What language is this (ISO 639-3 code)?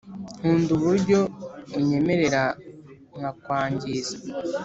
kin